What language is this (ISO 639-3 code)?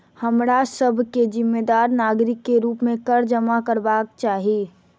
mai